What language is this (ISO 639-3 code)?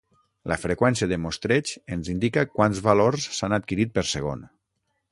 cat